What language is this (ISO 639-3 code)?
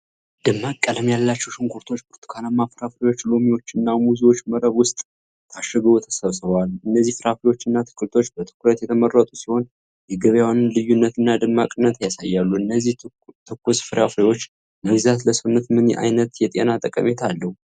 amh